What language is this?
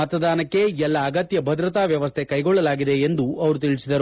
Kannada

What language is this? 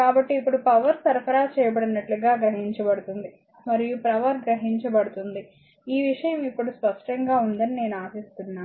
Telugu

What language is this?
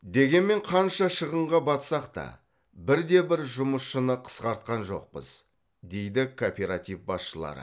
Kazakh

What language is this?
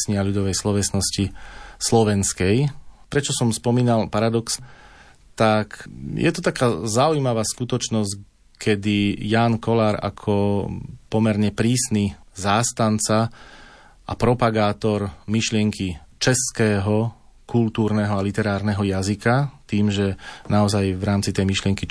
Slovak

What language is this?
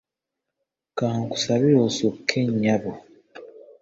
Ganda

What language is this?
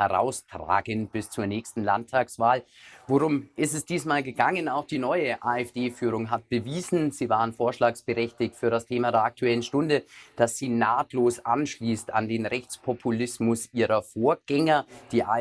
German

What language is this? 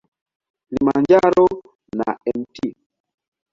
Swahili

